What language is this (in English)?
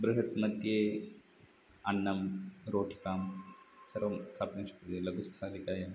Sanskrit